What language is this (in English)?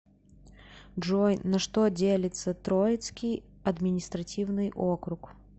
Russian